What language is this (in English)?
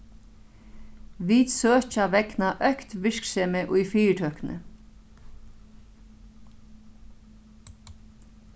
Faroese